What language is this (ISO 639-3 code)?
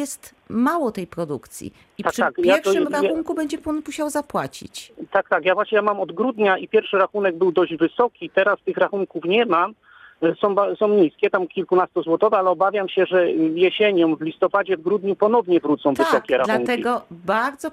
pol